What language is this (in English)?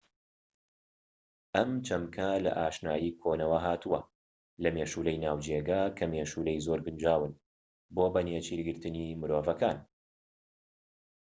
Central Kurdish